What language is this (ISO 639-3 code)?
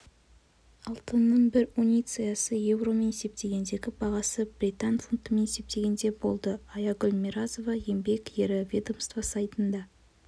kaz